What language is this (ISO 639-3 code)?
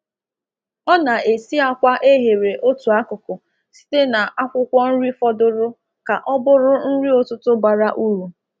ibo